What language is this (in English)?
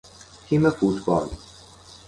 Persian